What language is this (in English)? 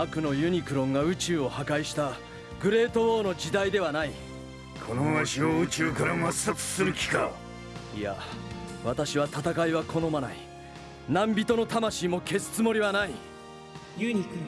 Japanese